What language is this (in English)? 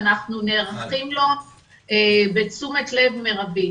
Hebrew